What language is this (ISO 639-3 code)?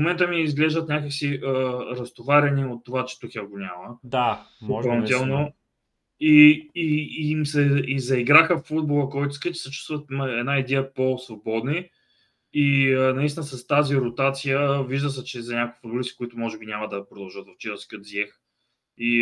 bul